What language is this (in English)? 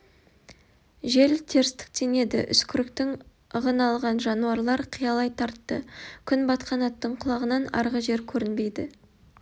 Kazakh